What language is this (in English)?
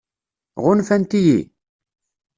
Kabyle